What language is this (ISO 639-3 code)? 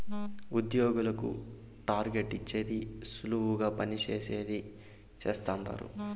tel